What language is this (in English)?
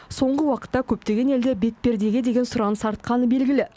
Kazakh